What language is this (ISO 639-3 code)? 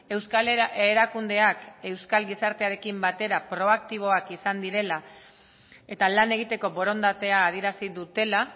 eus